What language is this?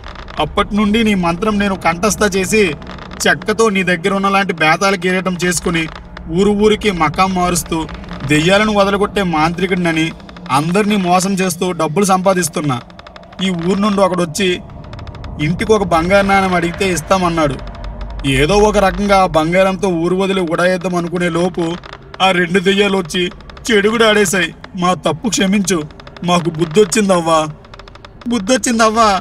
Telugu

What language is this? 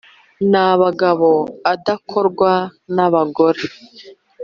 Kinyarwanda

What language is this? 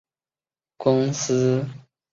Chinese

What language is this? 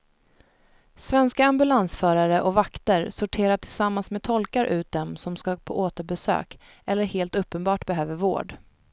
Swedish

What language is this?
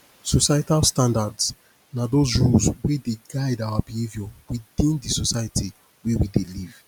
Nigerian Pidgin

